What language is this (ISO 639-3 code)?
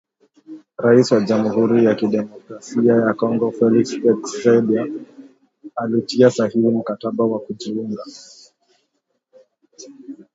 swa